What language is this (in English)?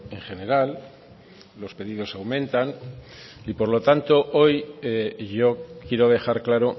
Spanish